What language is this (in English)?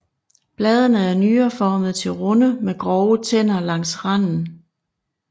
Danish